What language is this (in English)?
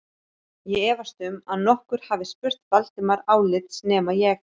Icelandic